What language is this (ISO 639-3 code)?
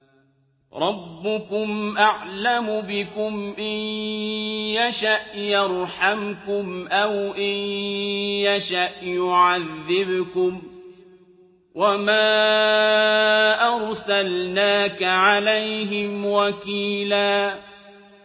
ara